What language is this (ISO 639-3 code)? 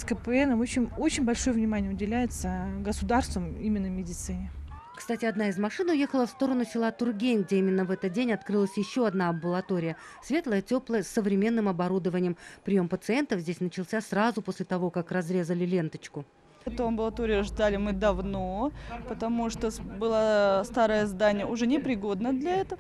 rus